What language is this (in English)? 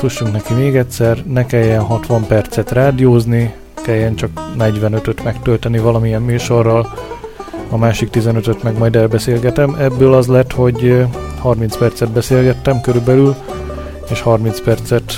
Hungarian